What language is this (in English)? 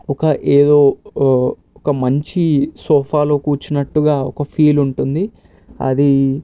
Telugu